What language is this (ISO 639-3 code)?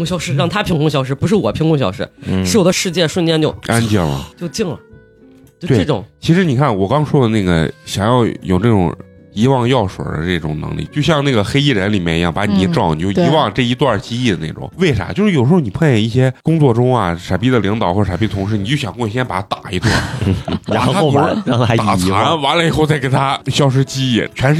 zho